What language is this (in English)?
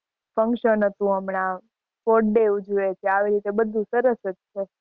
Gujarati